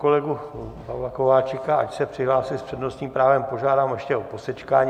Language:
Czech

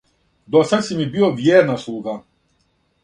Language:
Serbian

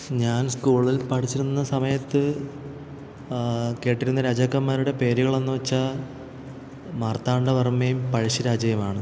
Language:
Malayalam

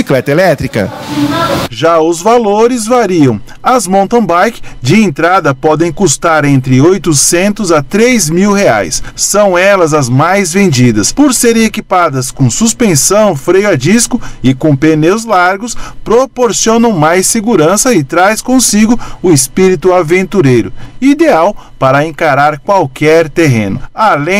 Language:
Portuguese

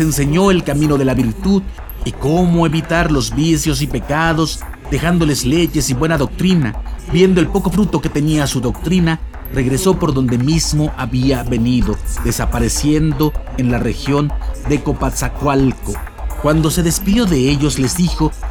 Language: Spanish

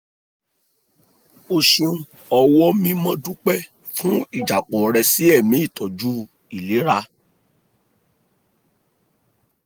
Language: Yoruba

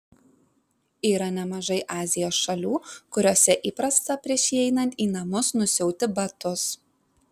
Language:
Lithuanian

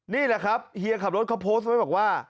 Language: Thai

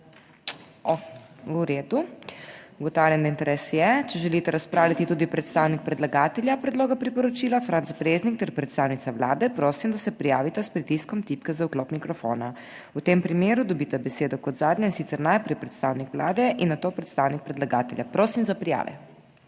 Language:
Slovenian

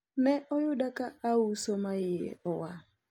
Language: Luo (Kenya and Tanzania)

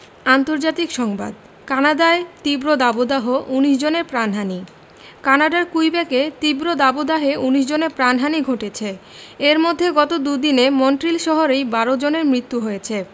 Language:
Bangla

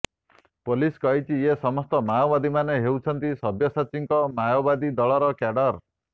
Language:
Odia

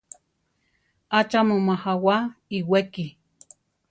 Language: Central Tarahumara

